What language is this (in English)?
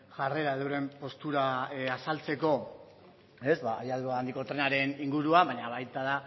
Basque